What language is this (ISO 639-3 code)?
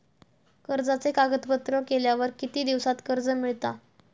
mar